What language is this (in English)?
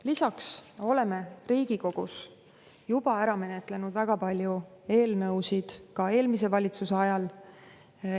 Estonian